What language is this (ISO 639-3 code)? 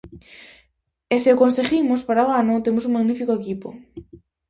glg